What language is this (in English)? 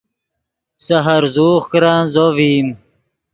Yidgha